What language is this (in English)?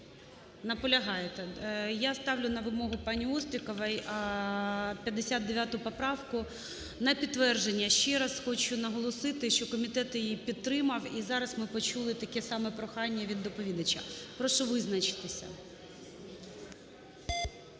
Ukrainian